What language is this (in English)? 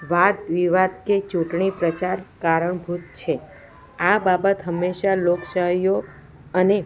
Gujarati